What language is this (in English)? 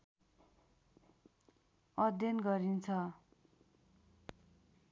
Nepali